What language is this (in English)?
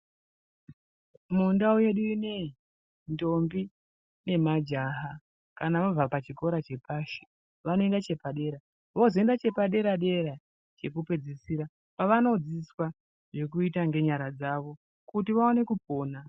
Ndau